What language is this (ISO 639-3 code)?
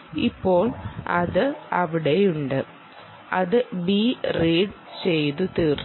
mal